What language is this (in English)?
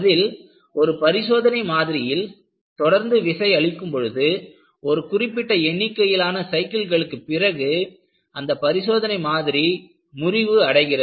Tamil